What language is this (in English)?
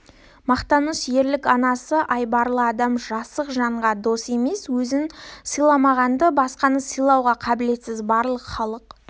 Kazakh